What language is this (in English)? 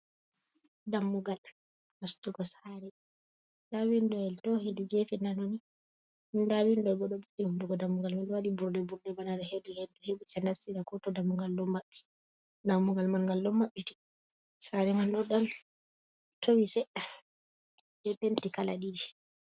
Fula